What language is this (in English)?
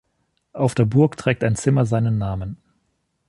German